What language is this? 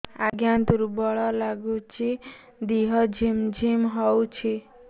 Odia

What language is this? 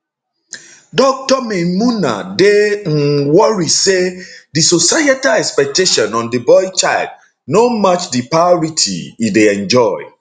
Nigerian Pidgin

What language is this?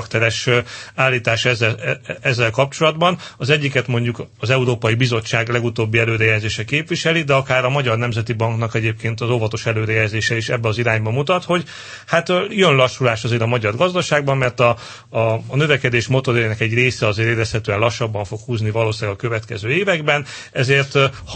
Hungarian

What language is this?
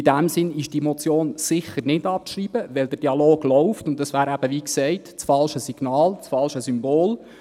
Swiss German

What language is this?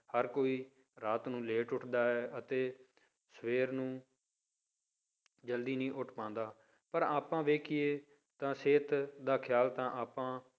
Punjabi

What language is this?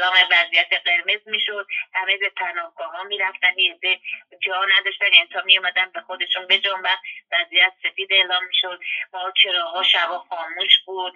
Persian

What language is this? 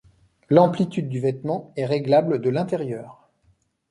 French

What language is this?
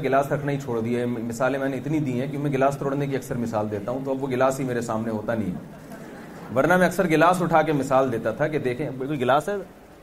Urdu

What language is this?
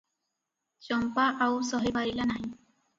Odia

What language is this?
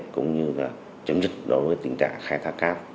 Vietnamese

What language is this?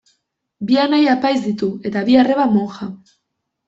Basque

